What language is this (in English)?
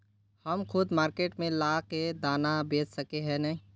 Magahi